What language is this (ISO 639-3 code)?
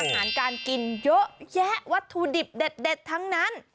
tha